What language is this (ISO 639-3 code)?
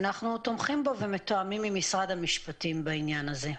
heb